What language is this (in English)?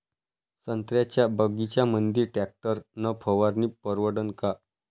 Marathi